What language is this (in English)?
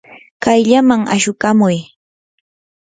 Yanahuanca Pasco Quechua